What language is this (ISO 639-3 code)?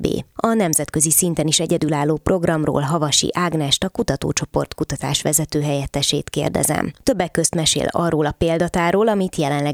hun